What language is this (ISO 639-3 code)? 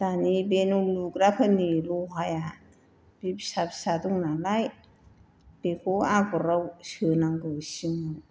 brx